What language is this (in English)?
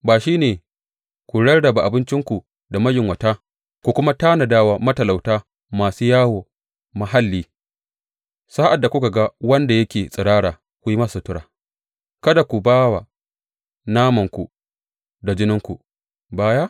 Hausa